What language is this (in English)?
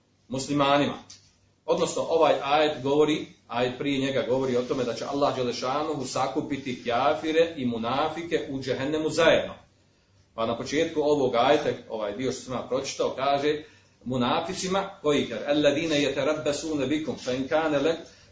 Croatian